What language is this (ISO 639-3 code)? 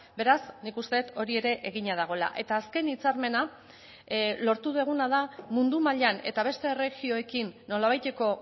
eus